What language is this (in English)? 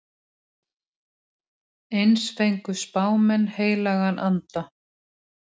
Icelandic